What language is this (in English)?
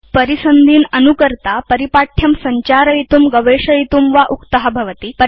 Sanskrit